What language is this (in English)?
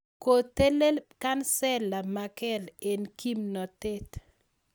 Kalenjin